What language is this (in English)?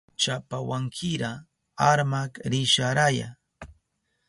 Southern Pastaza Quechua